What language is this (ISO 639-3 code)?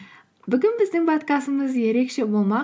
kaz